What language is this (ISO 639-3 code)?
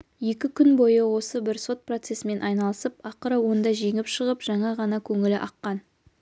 kaz